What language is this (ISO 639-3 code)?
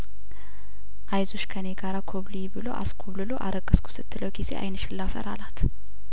amh